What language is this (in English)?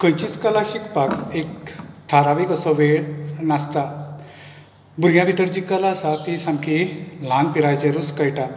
Konkani